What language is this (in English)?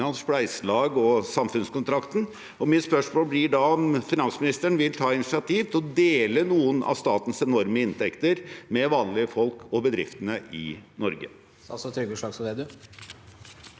Norwegian